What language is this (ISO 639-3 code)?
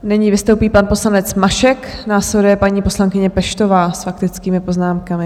ces